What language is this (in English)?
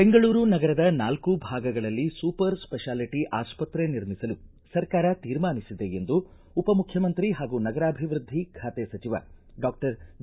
Kannada